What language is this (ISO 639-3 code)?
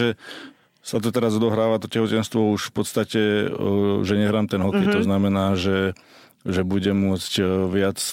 slk